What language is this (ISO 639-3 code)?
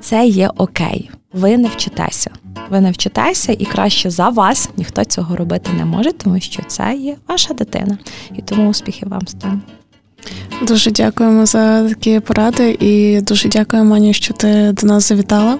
ukr